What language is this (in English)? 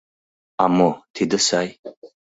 Mari